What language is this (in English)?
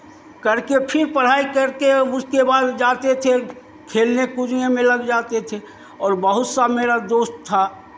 Hindi